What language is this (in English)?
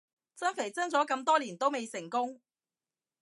Cantonese